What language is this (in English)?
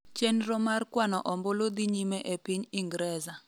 Luo (Kenya and Tanzania)